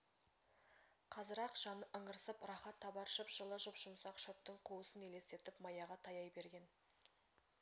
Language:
Kazakh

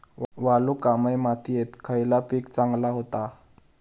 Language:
Marathi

